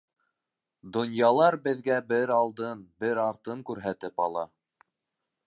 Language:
Bashkir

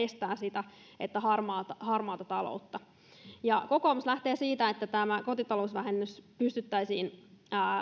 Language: Finnish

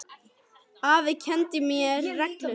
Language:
Icelandic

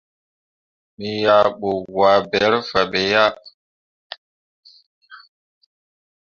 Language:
Mundang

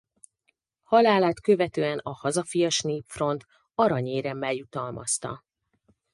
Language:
Hungarian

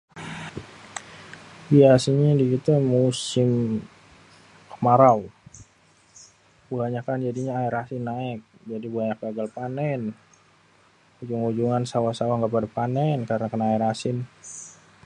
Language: Betawi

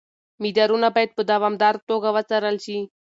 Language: Pashto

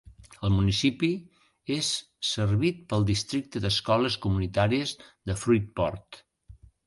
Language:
Catalan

